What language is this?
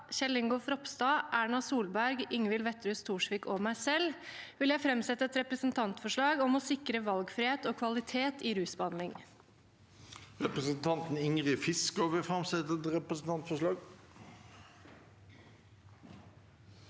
Norwegian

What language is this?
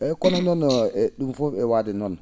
Fula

